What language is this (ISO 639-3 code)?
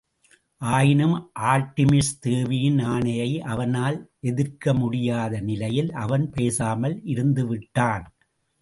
tam